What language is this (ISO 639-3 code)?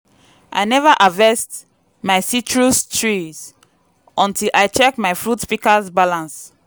pcm